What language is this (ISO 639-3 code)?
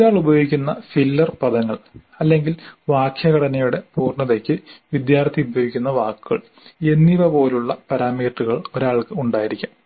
mal